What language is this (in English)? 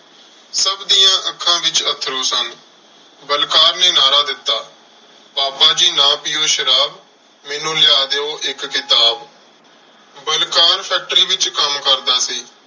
Punjabi